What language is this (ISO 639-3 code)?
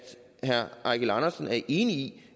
dan